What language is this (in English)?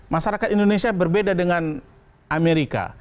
Indonesian